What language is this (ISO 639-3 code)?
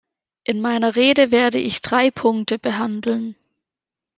deu